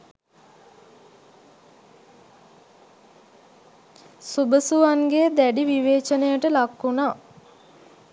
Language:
Sinhala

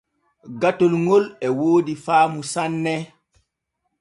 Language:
Borgu Fulfulde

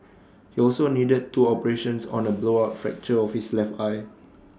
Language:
English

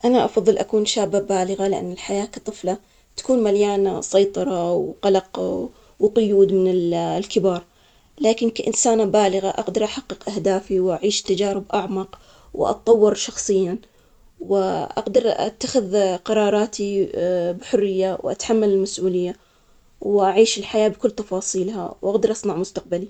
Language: Omani Arabic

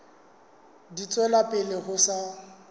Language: Southern Sotho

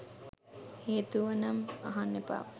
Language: Sinhala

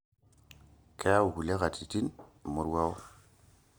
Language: Masai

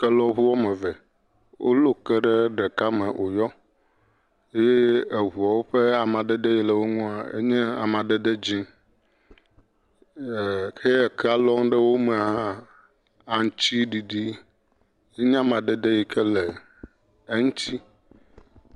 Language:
Ewe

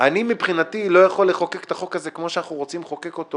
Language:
Hebrew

